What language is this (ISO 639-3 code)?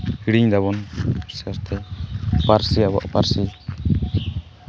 sat